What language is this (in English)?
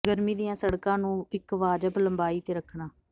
Punjabi